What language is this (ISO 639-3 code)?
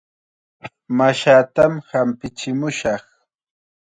qxa